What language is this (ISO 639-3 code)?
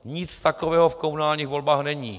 ces